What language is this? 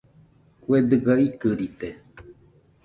Nüpode Huitoto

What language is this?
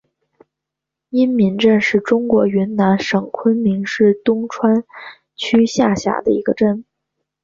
Chinese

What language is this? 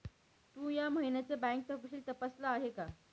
Marathi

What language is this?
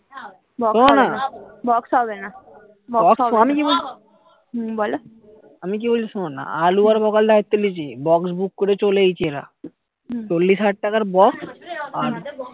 Bangla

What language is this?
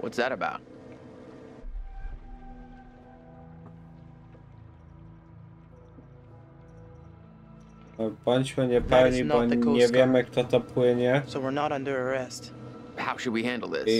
Polish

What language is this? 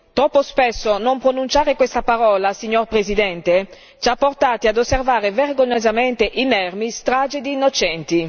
Italian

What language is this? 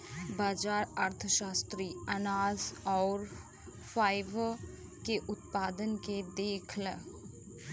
Bhojpuri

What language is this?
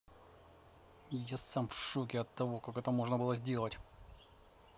Russian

